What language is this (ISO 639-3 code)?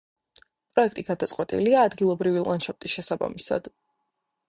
kat